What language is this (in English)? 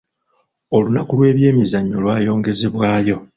Ganda